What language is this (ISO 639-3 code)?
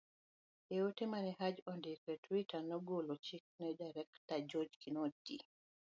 luo